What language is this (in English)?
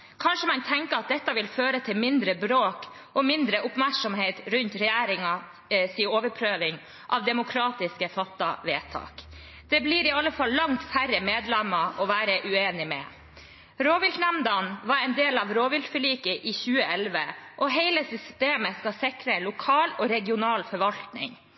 Norwegian Bokmål